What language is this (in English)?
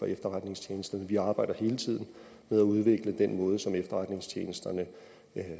Danish